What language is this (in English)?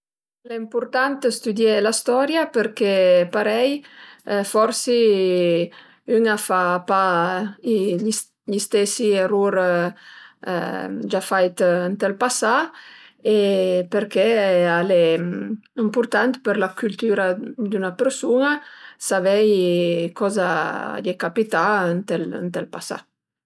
Piedmontese